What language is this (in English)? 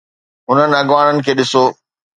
Sindhi